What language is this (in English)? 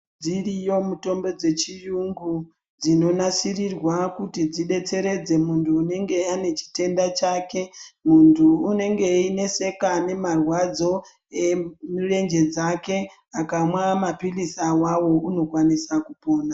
Ndau